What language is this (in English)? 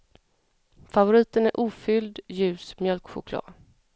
Swedish